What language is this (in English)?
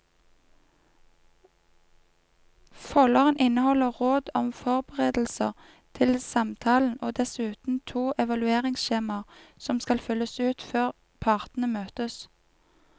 Norwegian